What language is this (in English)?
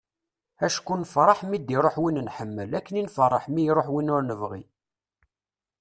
Kabyle